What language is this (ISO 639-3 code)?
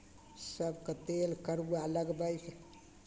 mai